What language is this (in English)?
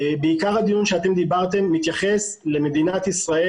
Hebrew